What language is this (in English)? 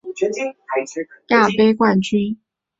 Chinese